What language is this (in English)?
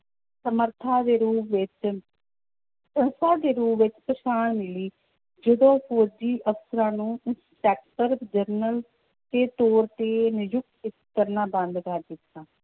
Punjabi